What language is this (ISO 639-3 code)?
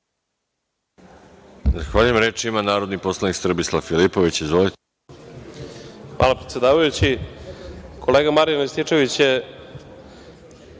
srp